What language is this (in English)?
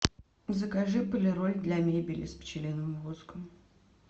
Russian